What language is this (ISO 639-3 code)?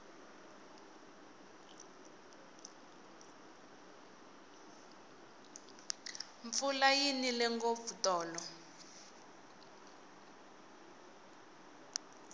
tso